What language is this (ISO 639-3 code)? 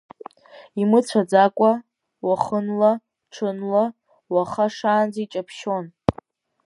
abk